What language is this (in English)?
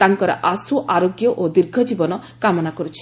Odia